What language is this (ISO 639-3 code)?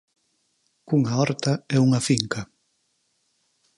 glg